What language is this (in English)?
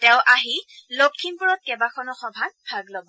Assamese